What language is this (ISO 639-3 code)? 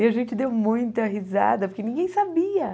por